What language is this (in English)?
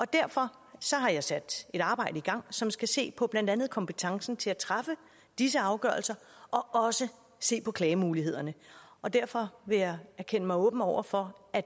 Danish